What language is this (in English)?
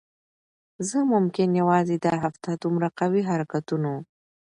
Pashto